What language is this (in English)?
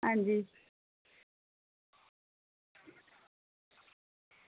Dogri